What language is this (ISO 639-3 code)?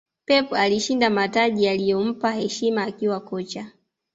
swa